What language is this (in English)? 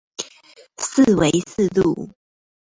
Chinese